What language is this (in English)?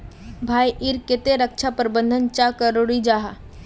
Magahi